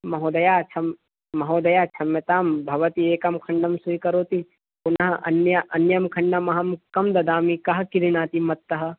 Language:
Sanskrit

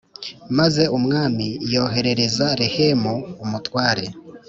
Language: Kinyarwanda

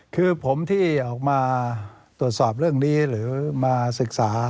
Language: Thai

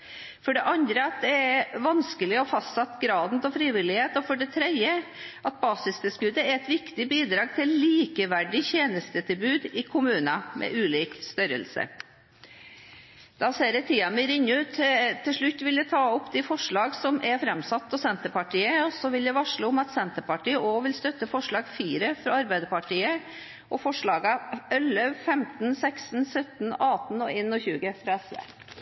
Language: Norwegian Bokmål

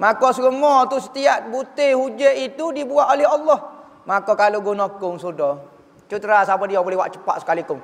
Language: Malay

